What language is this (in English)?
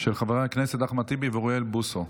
Hebrew